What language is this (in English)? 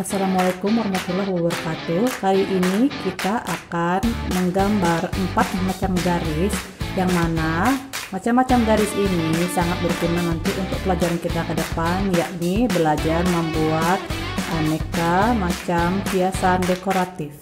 Indonesian